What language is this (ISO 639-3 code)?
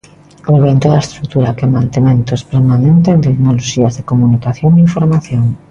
glg